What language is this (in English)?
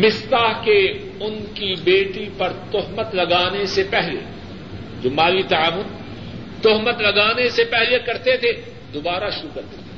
Urdu